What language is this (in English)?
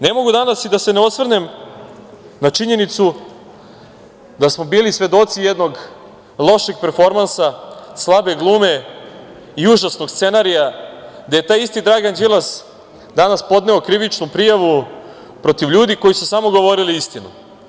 Serbian